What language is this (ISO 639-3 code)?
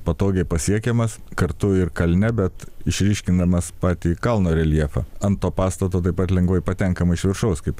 lit